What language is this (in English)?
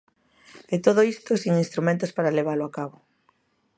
Galician